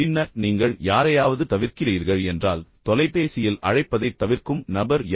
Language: Tamil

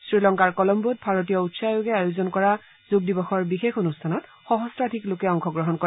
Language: Assamese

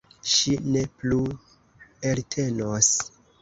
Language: Esperanto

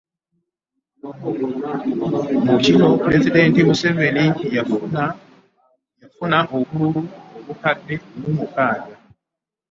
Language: Ganda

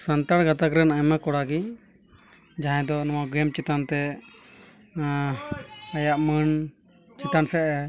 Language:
Santali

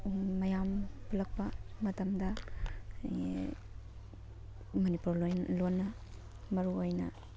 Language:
Manipuri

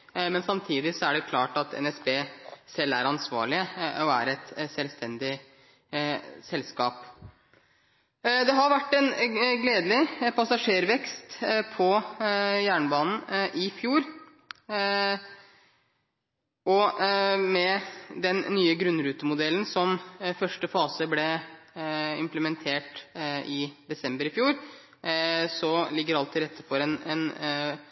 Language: Norwegian Bokmål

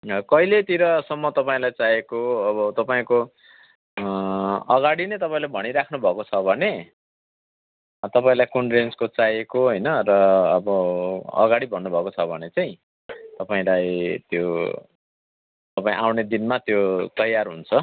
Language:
Nepali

